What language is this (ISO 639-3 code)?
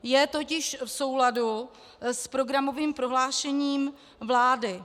ces